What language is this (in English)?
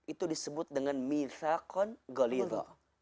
Indonesian